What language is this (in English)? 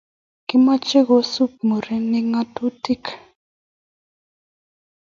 Kalenjin